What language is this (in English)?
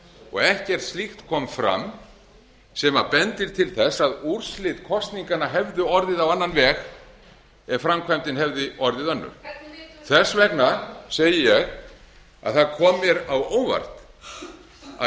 Icelandic